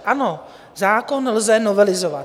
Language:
Czech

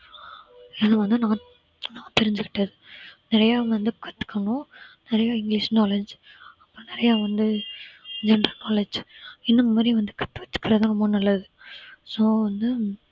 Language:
Tamil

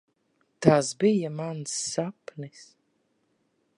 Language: Latvian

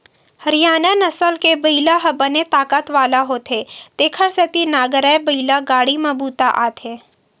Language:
Chhattisgarhi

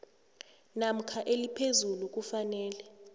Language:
South Ndebele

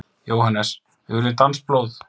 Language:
Icelandic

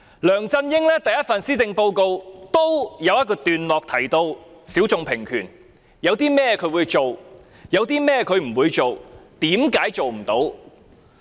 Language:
Cantonese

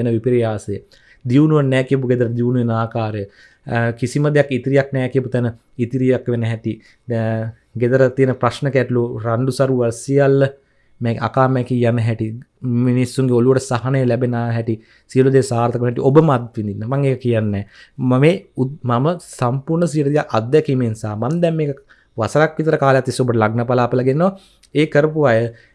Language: Indonesian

